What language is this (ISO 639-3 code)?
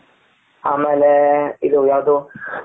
kan